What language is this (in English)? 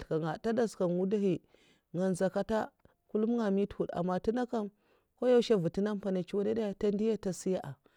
Mafa